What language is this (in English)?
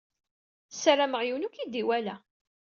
Kabyle